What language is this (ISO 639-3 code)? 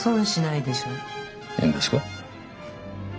jpn